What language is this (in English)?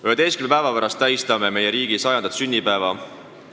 Estonian